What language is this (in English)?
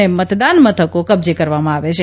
Gujarati